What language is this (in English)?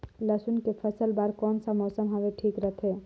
Chhattisgarhi